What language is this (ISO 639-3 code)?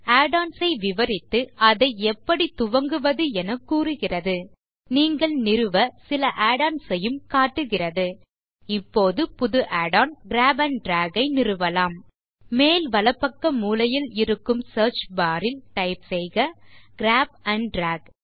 tam